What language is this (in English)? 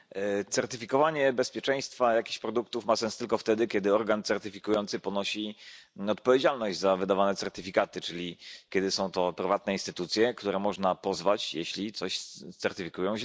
Polish